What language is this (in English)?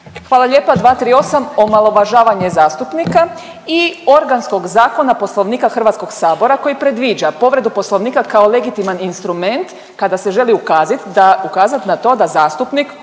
Croatian